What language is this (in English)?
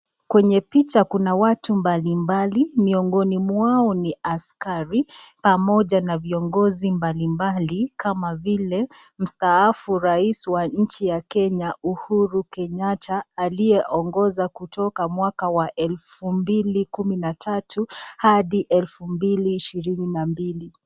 Swahili